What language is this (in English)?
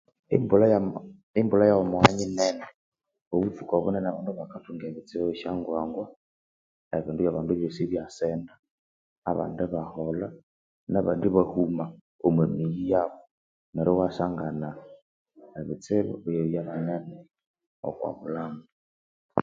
Konzo